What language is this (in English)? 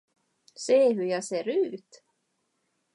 Swedish